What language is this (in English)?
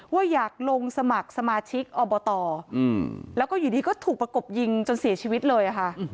Thai